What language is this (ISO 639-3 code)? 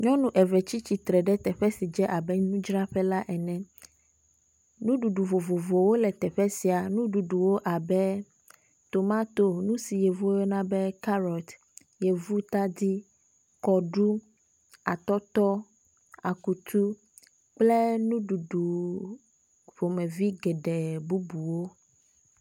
ewe